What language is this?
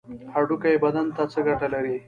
Pashto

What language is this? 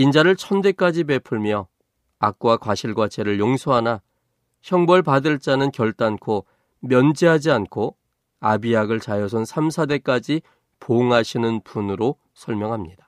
Korean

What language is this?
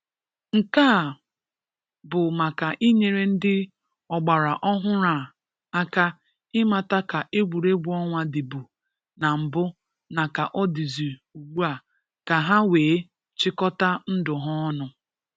Igbo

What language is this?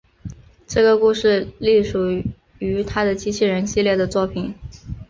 Chinese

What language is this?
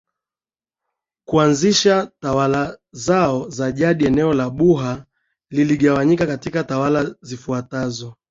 Swahili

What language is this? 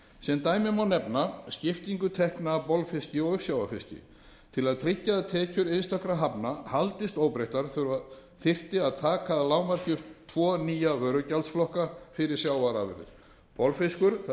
Icelandic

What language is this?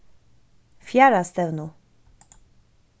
Faroese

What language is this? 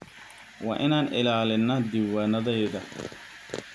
Somali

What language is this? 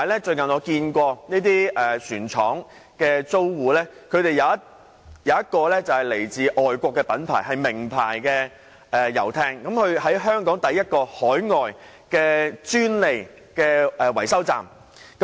Cantonese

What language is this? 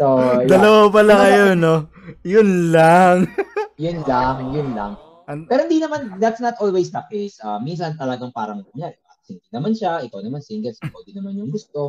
Filipino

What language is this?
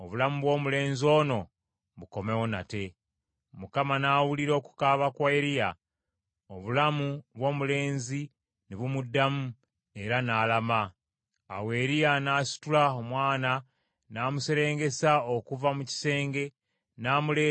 Ganda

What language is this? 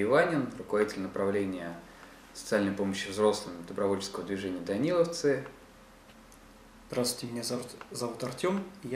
Russian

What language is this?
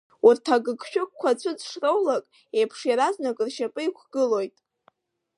Abkhazian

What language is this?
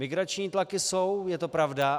Czech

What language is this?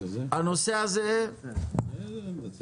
Hebrew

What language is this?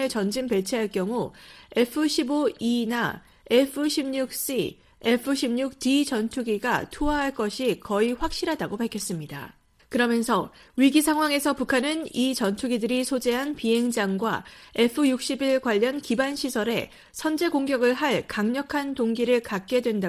Korean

